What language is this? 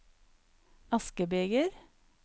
Norwegian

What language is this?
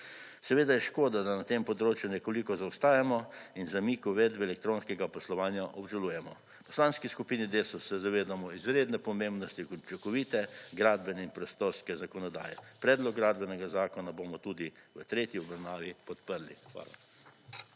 Slovenian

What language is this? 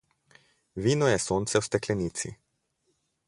Slovenian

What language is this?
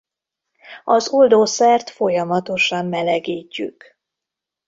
Hungarian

